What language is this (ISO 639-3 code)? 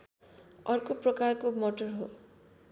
nep